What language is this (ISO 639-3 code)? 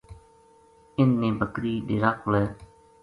gju